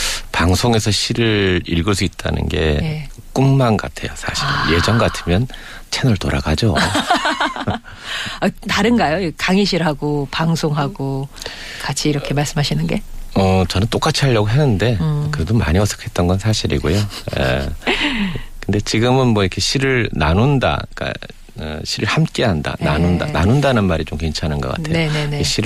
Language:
Korean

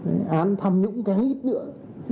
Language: Vietnamese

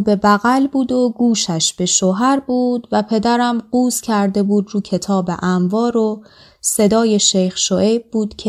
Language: Persian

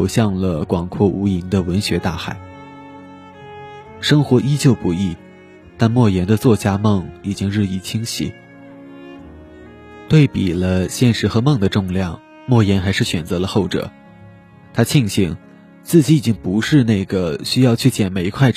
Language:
Chinese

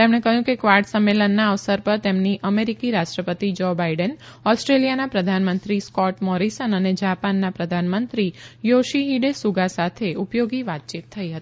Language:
Gujarati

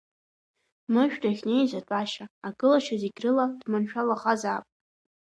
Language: Abkhazian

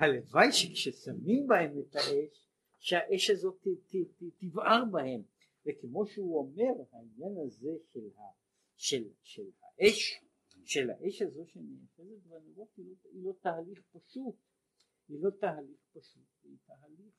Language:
Hebrew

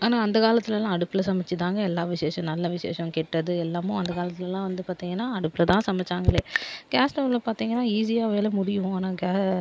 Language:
Tamil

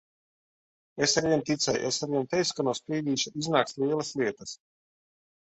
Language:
Latvian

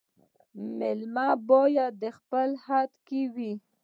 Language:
Pashto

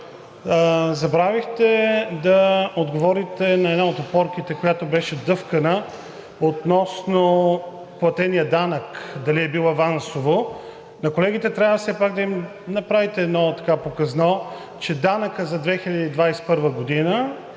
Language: Bulgarian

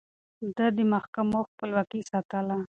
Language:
Pashto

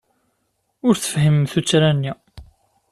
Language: Kabyle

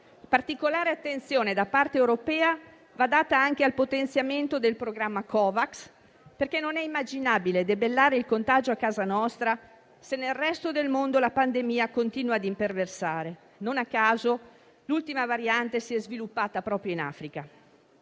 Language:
Italian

